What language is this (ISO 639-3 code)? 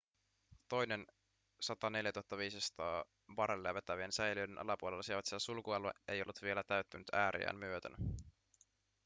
fin